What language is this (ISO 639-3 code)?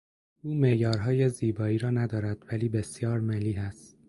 fas